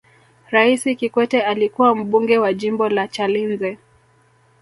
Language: Swahili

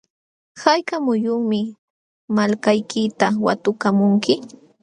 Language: Jauja Wanca Quechua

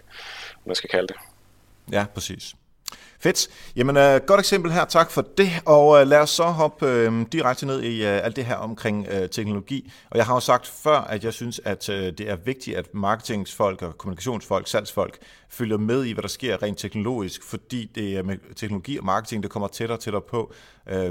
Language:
Danish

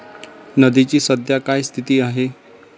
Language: Marathi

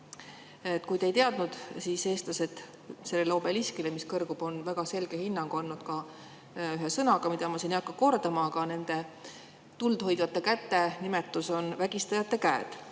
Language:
Estonian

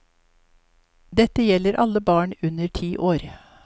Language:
Norwegian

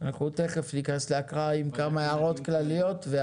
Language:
Hebrew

